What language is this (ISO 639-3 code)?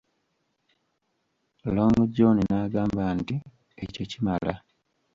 lug